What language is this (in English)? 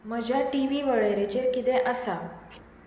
Konkani